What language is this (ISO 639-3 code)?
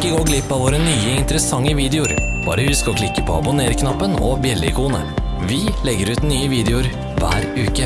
nor